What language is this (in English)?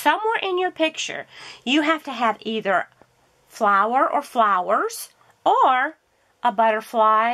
English